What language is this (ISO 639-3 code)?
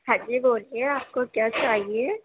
urd